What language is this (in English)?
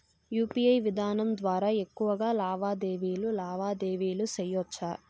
Telugu